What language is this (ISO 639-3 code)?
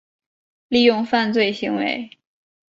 zho